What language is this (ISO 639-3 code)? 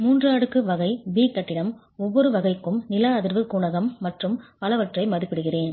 tam